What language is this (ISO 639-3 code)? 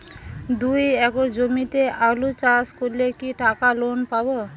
ben